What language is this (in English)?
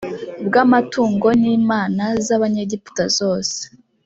Kinyarwanda